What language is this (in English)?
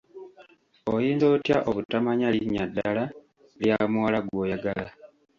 Ganda